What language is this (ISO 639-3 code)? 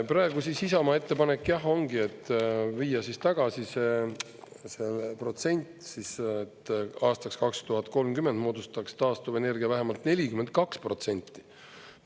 est